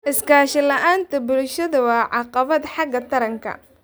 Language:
Somali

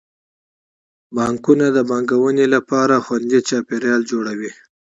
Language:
Pashto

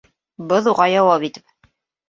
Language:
Bashkir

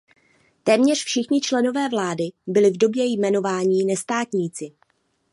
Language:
Czech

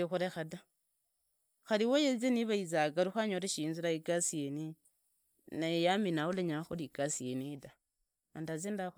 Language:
Idakho-Isukha-Tiriki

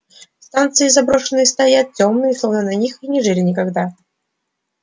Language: Russian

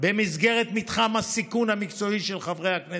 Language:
Hebrew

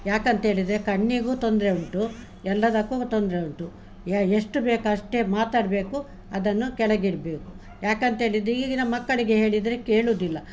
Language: Kannada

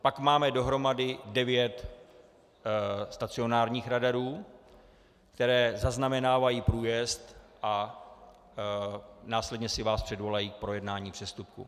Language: Czech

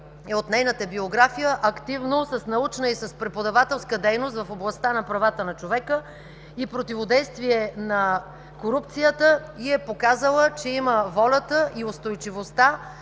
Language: Bulgarian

